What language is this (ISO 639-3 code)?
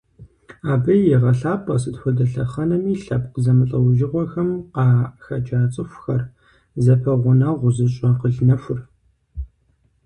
kbd